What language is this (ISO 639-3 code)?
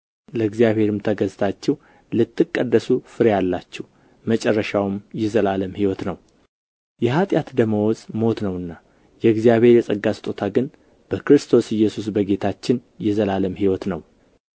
amh